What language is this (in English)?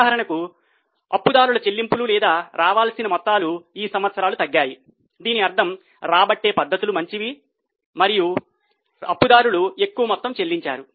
Telugu